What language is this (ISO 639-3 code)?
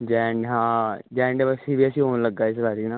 pan